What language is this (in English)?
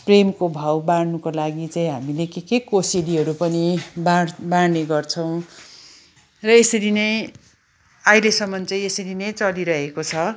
Nepali